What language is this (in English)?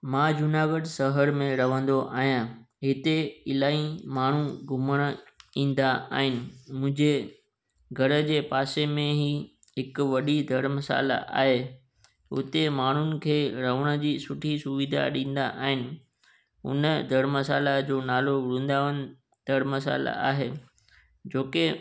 Sindhi